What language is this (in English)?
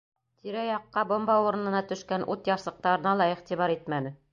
Bashkir